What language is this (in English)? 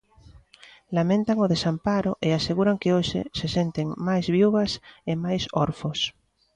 Galician